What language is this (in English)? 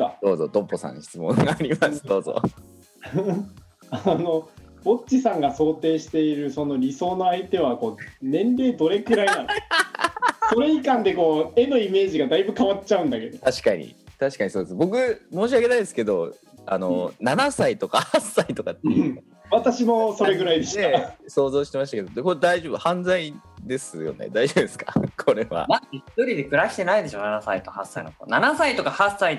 Japanese